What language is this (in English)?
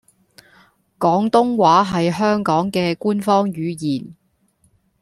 Cantonese